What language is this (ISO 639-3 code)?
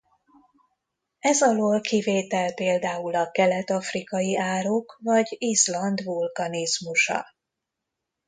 hun